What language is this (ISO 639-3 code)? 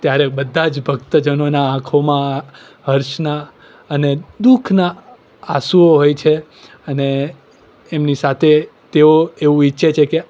guj